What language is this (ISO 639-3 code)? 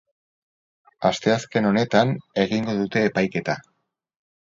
eus